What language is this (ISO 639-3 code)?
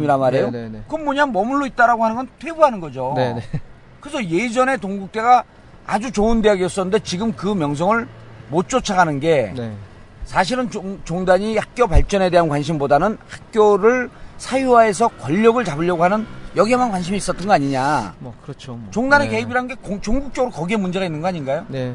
kor